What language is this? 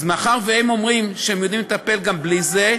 Hebrew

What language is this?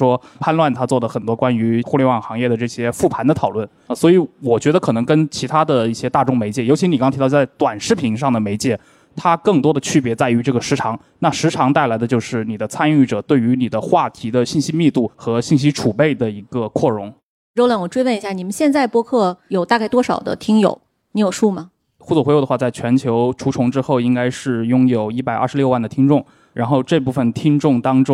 Chinese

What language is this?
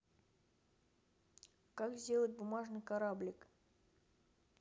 Russian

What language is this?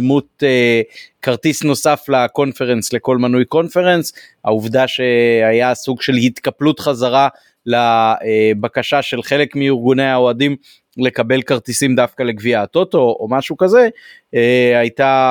Hebrew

